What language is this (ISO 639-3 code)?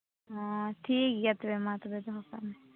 sat